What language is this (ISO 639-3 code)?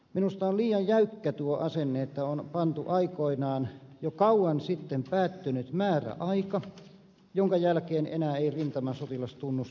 fin